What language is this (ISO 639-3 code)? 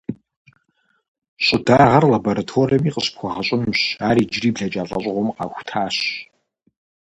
kbd